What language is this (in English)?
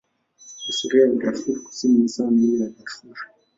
Swahili